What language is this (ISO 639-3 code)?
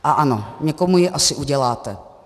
ces